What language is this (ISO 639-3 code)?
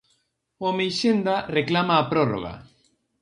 glg